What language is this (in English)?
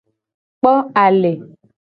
Gen